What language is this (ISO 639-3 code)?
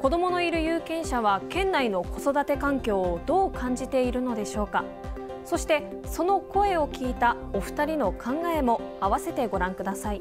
jpn